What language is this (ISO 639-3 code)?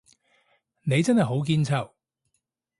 yue